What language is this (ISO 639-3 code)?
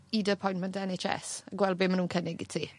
cym